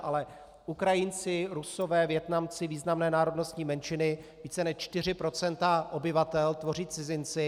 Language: Czech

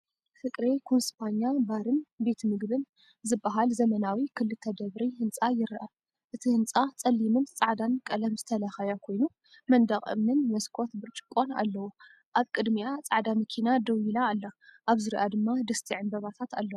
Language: Tigrinya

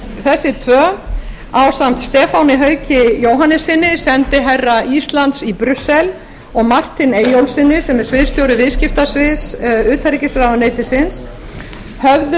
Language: Icelandic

